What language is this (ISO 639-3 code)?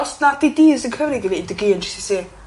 cym